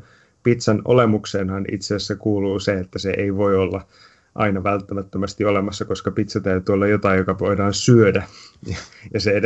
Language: Finnish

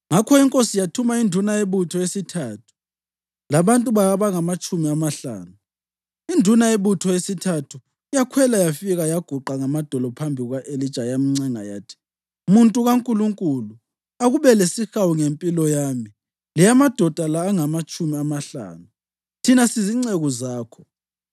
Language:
North Ndebele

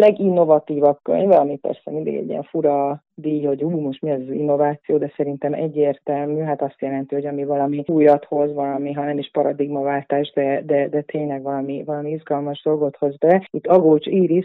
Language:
Hungarian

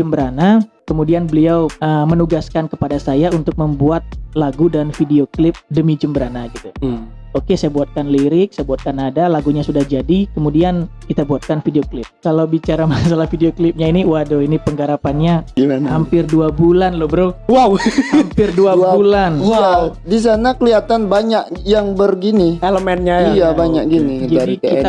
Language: Indonesian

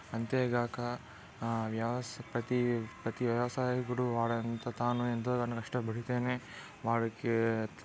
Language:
Telugu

